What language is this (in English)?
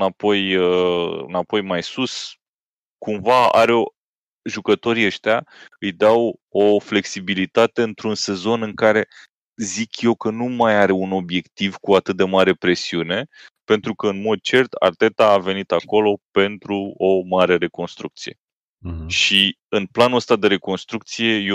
Romanian